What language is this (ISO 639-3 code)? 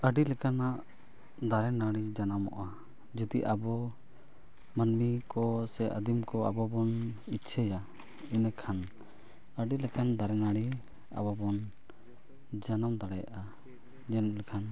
sat